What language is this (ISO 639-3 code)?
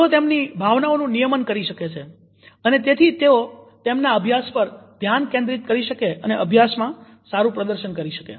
guj